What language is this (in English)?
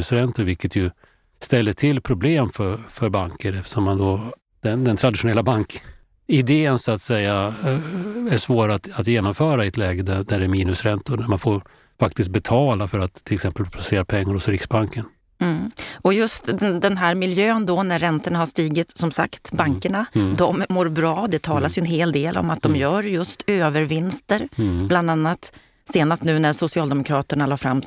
Swedish